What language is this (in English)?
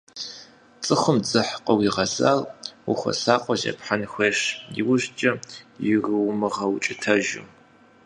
Kabardian